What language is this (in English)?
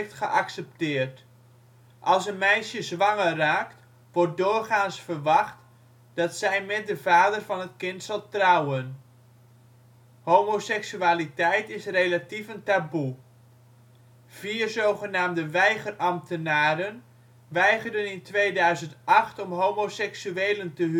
Dutch